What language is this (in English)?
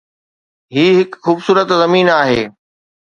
Sindhi